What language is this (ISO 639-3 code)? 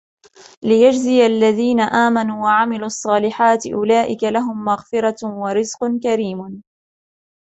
ara